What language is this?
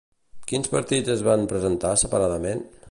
Catalan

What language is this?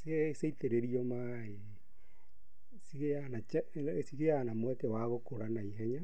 Kikuyu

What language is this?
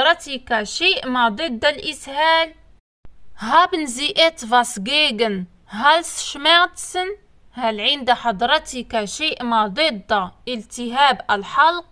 Arabic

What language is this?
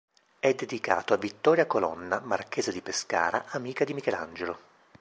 Italian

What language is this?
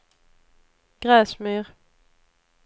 Swedish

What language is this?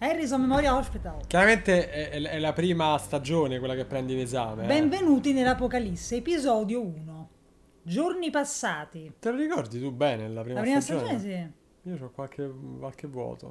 Italian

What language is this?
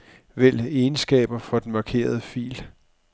Danish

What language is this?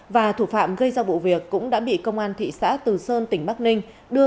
Vietnamese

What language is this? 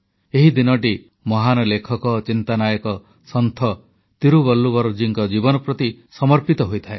Odia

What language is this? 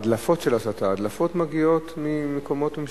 Hebrew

